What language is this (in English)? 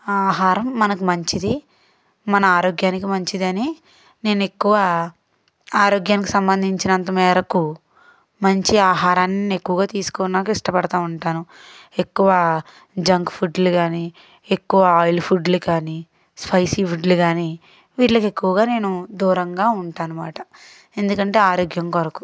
Telugu